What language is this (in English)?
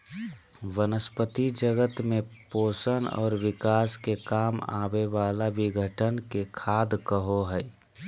Magahi